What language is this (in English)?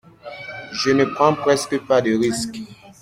French